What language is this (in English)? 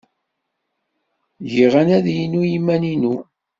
Kabyle